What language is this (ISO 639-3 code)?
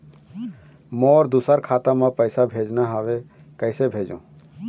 hne